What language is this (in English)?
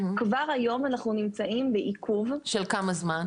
Hebrew